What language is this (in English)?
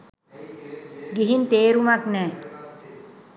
Sinhala